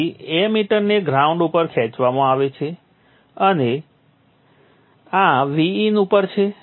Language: Gujarati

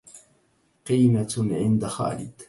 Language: Arabic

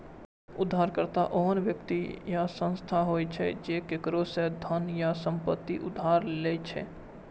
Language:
Maithili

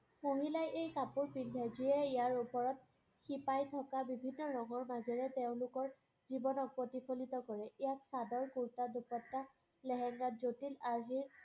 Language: Assamese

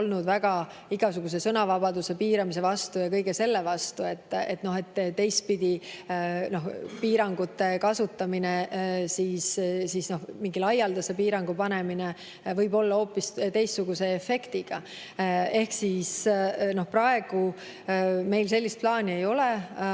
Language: Estonian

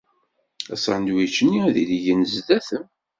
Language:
Kabyle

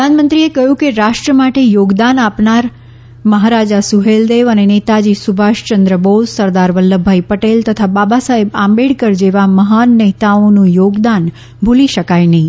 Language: Gujarati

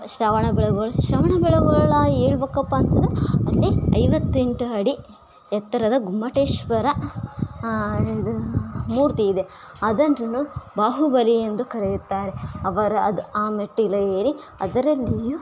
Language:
Kannada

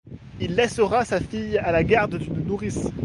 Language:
French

